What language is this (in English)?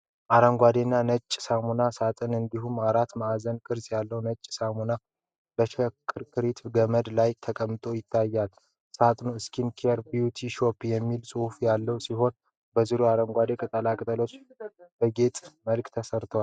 Amharic